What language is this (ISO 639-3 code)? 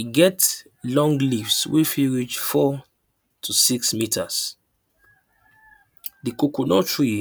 pcm